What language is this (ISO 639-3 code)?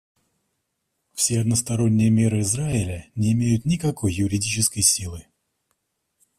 rus